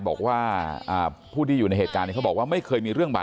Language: Thai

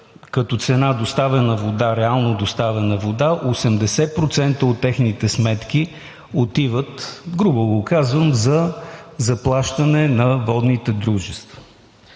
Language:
Bulgarian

